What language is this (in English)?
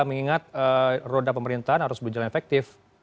Indonesian